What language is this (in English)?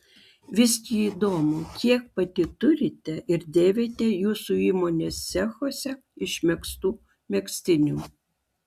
Lithuanian